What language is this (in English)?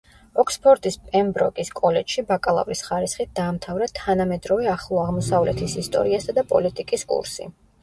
Georgian